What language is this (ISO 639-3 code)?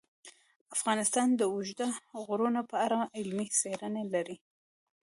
pus